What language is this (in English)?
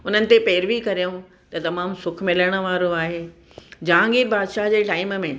Sindhi